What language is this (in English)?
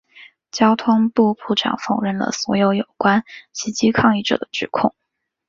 Chinese